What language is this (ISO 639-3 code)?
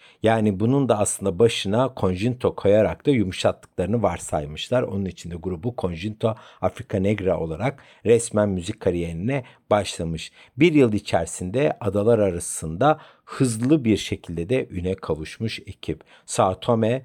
tur